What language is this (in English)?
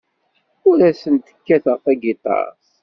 Kabyle